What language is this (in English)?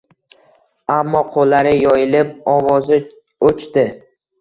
Uzbek